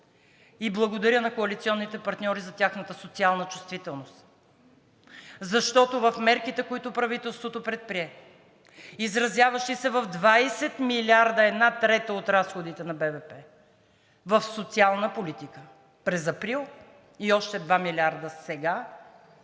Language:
Bulgarian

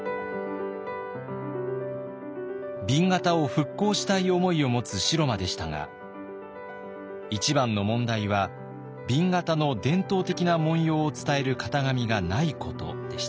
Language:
Japanese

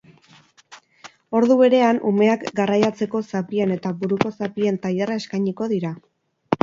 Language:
Basque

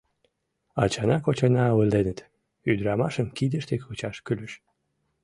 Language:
Mari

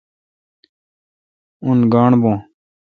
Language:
Kalkoti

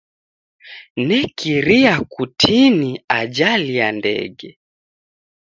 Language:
Taita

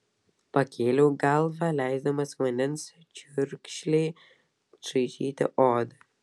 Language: Lithuanian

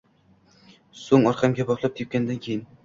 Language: Uzbek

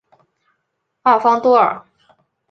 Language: Chinese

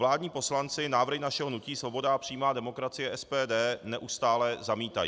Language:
Czech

